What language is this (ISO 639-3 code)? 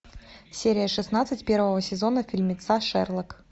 rus